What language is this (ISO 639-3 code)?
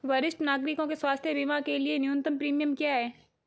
hin